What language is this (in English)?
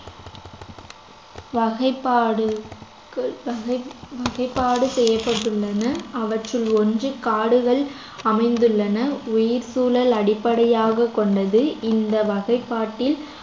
Tamil